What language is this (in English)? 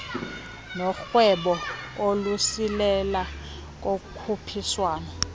Xhosa